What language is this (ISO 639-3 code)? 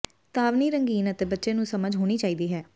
pan